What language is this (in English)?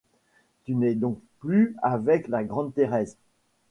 French